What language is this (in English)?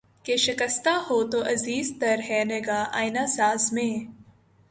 Urdu